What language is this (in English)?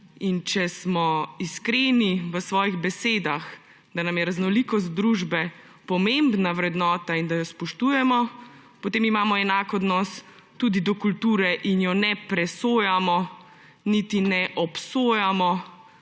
Slovenian